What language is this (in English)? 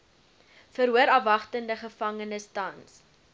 Afrikaans